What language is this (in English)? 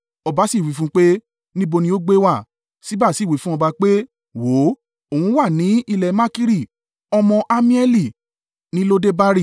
Yoruba